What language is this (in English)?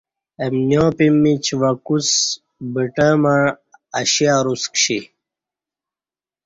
Kati